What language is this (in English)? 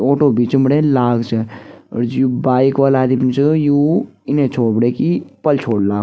Garhwali